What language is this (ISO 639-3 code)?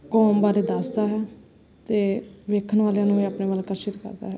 pan